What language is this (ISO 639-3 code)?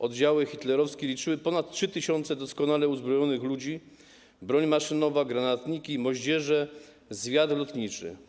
pol